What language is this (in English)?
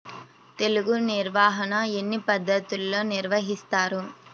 Telugu